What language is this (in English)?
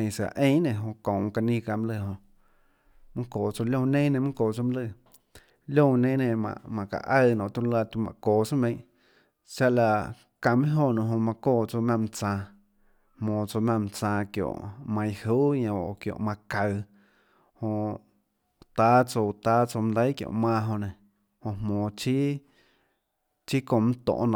Tlacoatzintepec Chinantec